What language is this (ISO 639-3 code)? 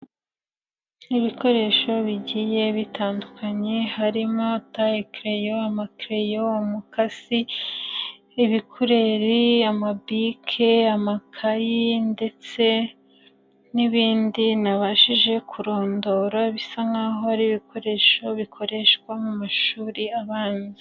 kin